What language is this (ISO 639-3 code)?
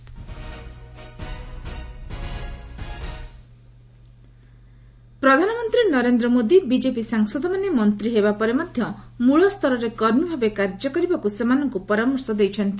ori